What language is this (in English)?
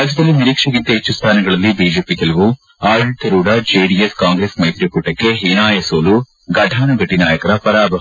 Kannada